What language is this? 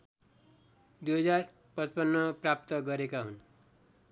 Nepali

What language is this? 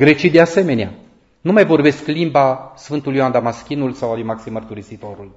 Romanian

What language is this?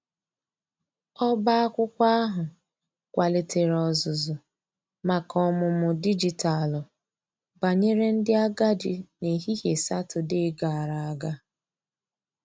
Igbo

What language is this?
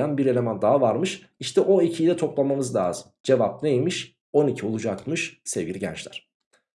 Turkish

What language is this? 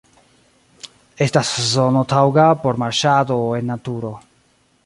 Esperanto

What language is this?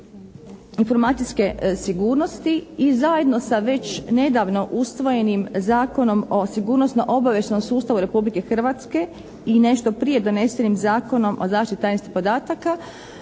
Croatian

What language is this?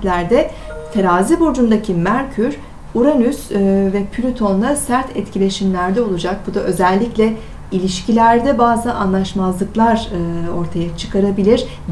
Turkish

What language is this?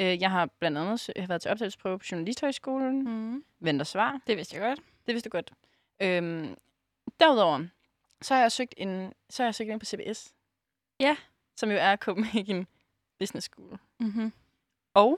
Danish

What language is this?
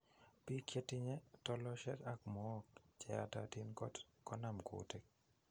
Kalenjin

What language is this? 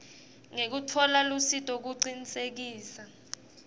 Swati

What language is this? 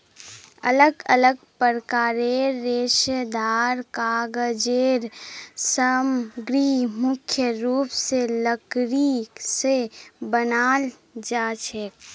Magahi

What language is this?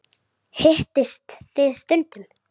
Icelandic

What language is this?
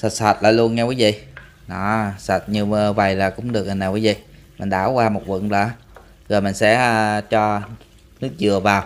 Vietnamese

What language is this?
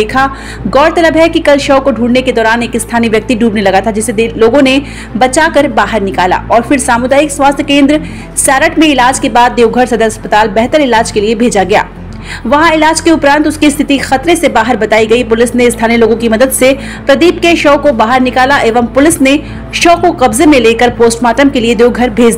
Hindi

